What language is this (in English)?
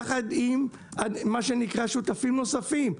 Hebrew